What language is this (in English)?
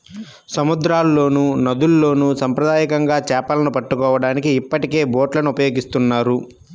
Telugu